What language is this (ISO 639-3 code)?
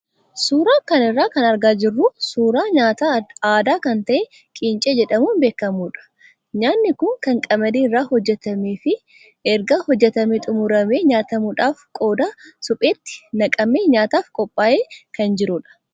orm